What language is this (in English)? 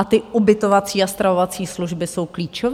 Czech